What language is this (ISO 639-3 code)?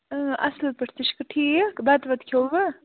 kas